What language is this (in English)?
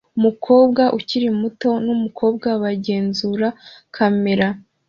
Kinyarwanda